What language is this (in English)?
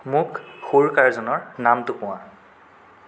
Assamese